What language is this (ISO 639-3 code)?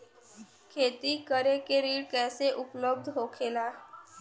bho